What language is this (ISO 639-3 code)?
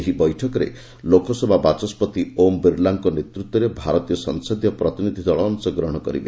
ori